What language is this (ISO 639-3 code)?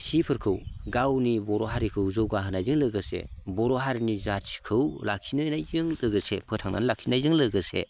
brx